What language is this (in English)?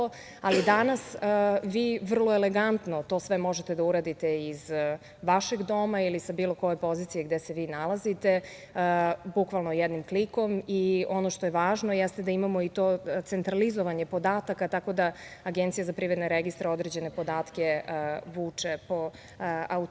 Serbian